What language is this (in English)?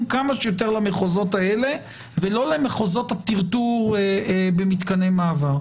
Hebrew